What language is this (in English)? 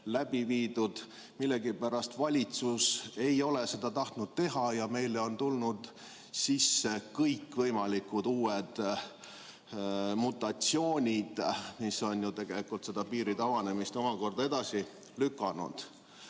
Estonian